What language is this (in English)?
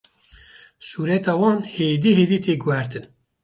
Kurdish